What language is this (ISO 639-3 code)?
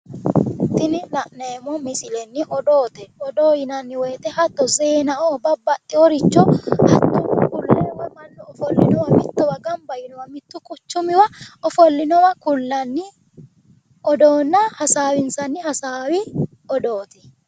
sid